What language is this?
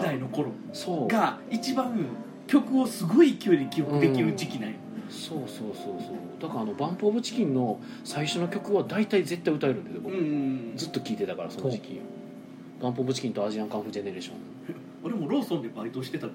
Japanese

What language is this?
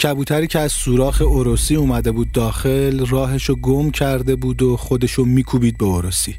Persian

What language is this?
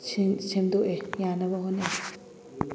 Manipuri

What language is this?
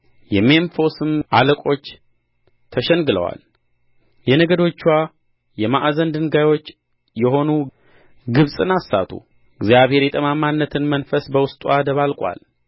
Amharic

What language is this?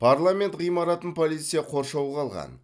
Kazakh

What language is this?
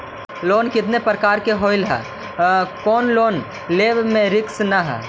Magahi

